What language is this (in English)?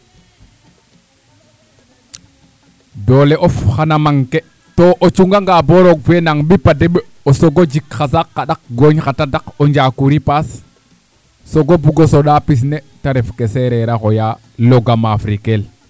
Serer